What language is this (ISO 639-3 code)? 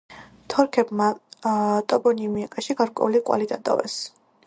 kat